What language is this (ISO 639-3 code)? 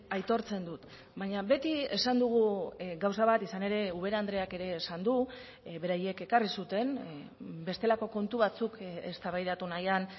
eus